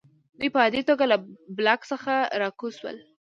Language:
Pashto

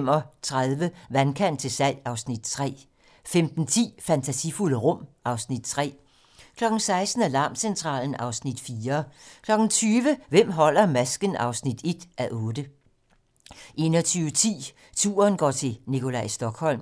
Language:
Danish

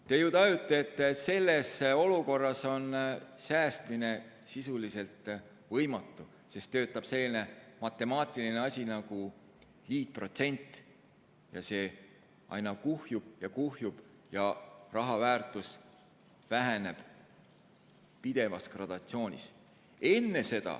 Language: Estonian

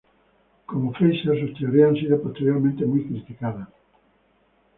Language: Spanish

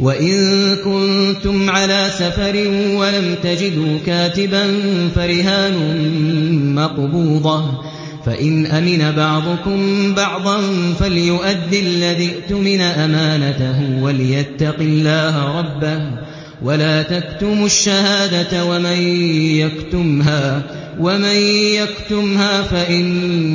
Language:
Arabic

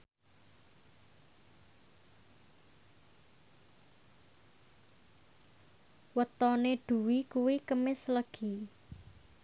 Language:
Javanese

